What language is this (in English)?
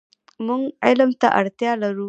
Pashto